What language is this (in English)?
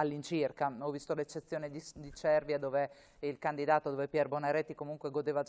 Italian